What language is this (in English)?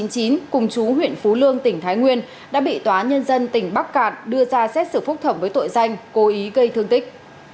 Vietnamese